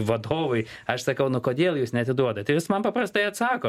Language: Lithuanian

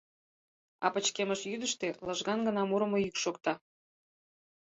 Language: Mari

